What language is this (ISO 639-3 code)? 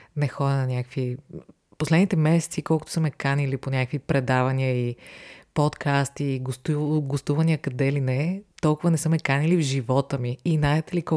bul